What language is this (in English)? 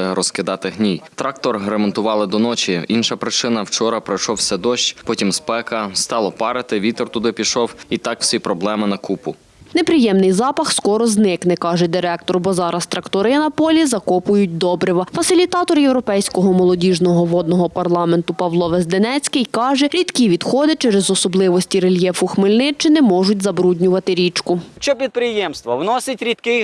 Ukrainian